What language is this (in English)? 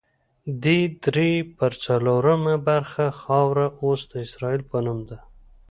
Pashto